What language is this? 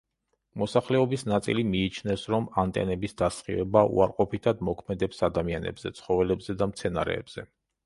Georgian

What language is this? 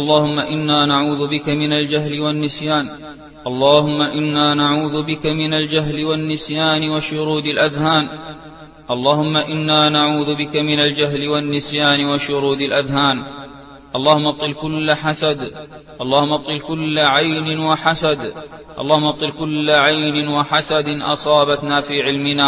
Arabic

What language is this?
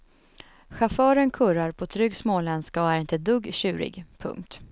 Swedish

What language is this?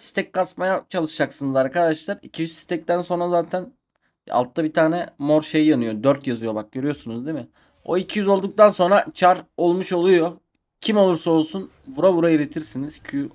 Turkish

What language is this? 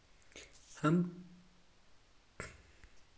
Hindi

